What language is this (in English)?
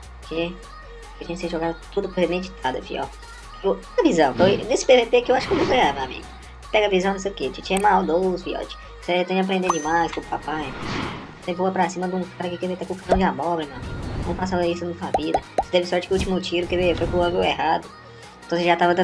Portuguese